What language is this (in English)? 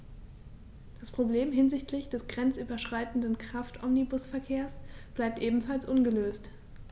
German